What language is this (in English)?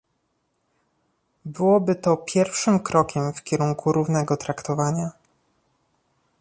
Polish